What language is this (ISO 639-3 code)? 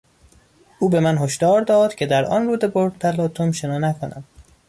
fas